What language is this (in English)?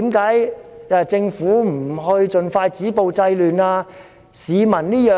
Cantonese